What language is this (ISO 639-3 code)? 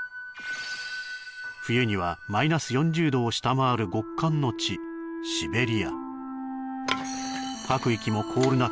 jpn